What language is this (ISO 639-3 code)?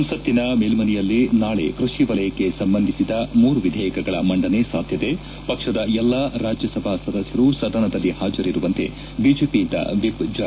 kan